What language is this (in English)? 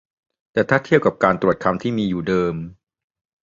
Thai